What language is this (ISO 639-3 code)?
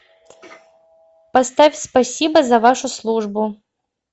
rus